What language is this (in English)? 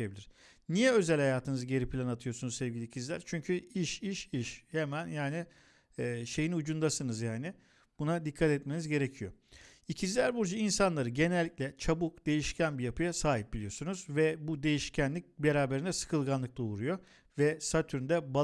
Turkish